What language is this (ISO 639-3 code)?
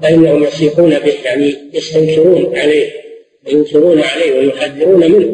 ara